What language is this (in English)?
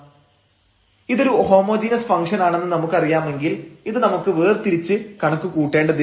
Malayalam